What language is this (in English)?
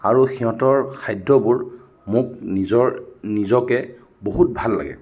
Assamese